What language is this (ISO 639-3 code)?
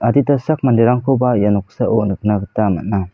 grt